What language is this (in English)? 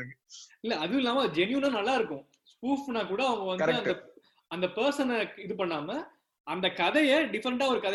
Tamil